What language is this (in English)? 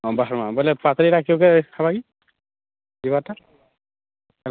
Odia